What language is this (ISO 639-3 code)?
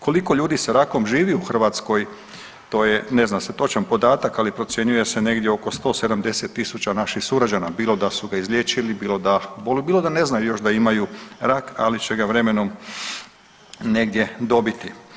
hrv